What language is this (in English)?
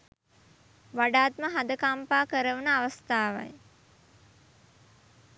Sinhala